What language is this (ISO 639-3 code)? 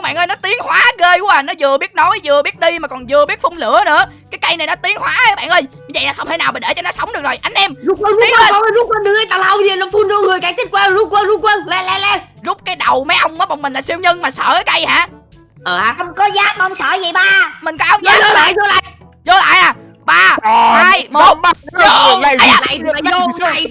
vie